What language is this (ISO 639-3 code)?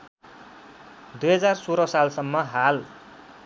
nep